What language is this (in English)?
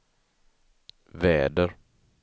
Swedish